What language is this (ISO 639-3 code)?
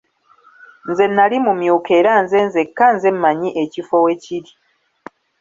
lug